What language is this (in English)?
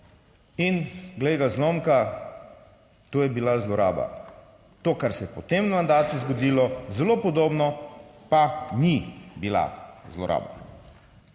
Slovenian